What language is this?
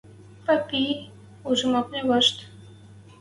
Western Mari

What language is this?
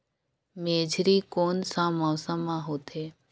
Chhattisgarhi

